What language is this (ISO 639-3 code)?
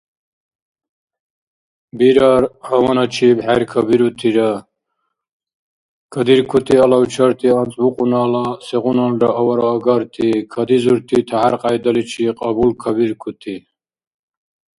dar